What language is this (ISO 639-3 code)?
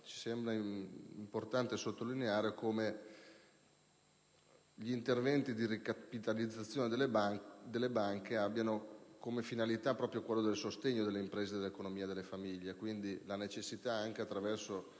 ita